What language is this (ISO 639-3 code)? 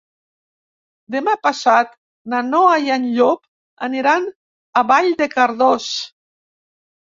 cat